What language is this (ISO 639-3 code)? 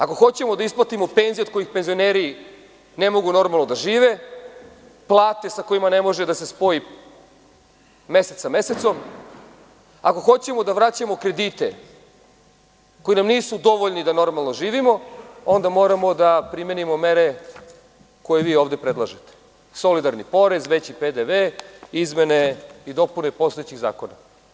srp